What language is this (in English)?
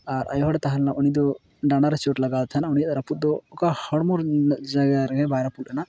Santali